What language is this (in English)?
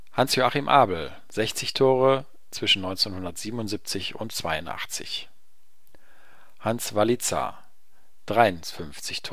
German